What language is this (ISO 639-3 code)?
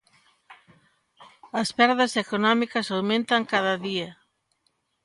glg